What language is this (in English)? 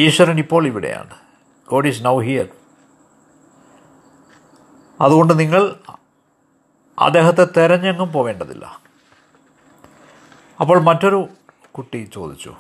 Malayalam